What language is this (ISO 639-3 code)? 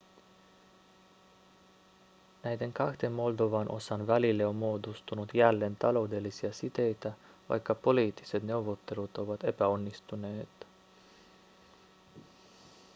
fin